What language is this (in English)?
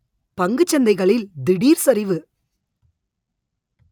Tamil